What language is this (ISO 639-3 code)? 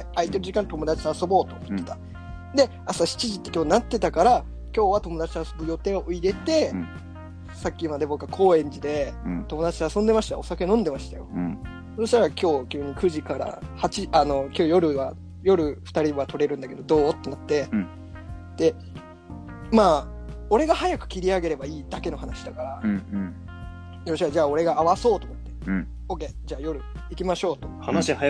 jpn